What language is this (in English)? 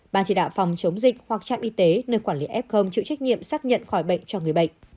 Vietnamese